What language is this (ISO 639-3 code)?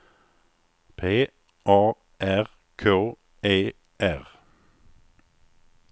swe